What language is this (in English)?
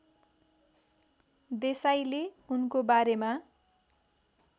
Nepali